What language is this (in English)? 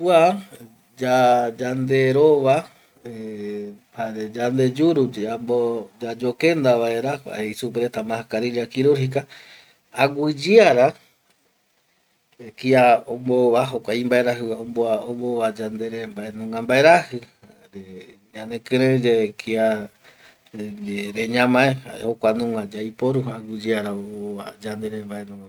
Eastern Bolivian Guaraní